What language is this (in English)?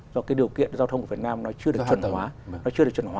Vietnamese